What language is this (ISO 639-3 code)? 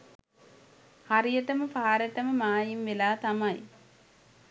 sin